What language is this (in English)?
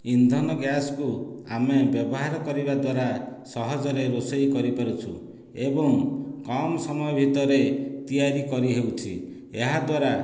Odia